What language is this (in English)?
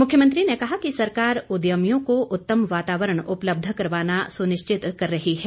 Hindi